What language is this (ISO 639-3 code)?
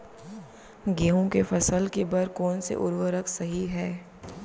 hne